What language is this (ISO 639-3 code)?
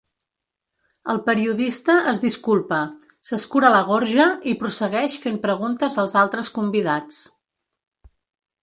cat